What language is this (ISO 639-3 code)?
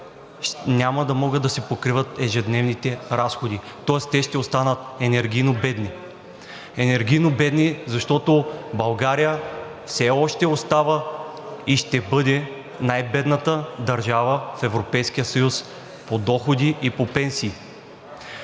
bul